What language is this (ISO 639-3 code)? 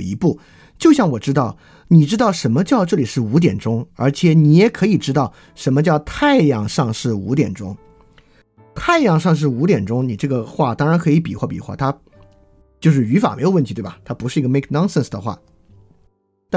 zho